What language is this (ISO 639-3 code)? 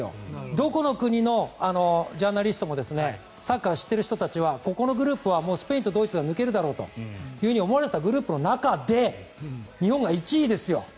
jpn